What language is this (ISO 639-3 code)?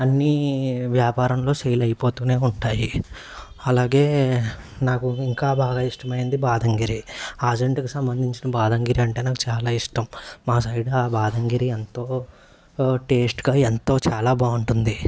tel